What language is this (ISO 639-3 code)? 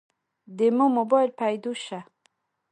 pus